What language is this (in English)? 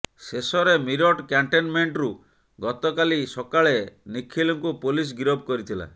Odia